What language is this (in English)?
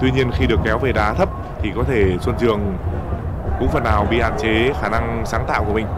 Vietnamese